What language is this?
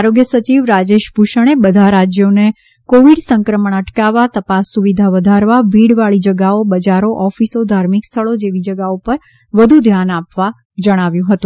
Gujarati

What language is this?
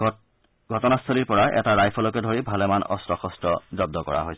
Assamese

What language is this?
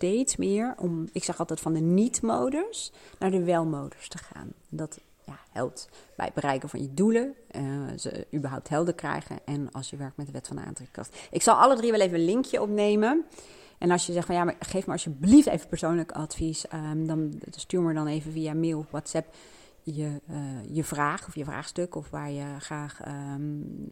Dutch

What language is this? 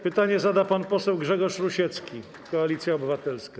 Polish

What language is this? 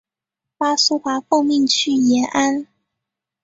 Chinese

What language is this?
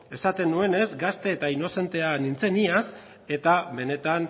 Basque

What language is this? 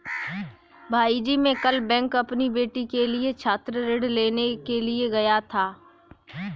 Hindi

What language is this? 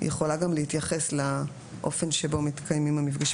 Hebrew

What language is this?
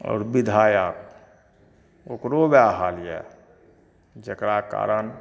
Maithili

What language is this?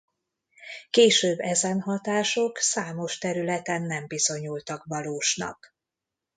Hungarian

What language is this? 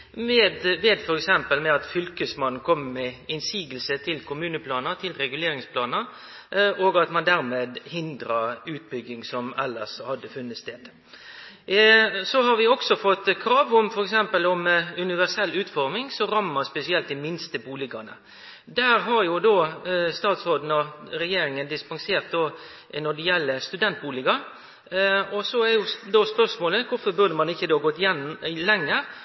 Norwegian Nynorsk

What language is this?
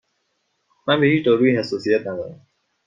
Persian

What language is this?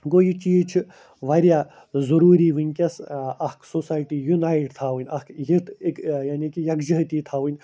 Kashmiri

